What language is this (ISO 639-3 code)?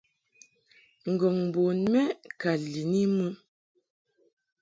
mhk